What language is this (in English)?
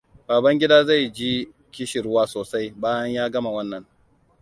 Hausa